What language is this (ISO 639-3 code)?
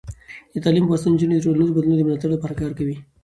pus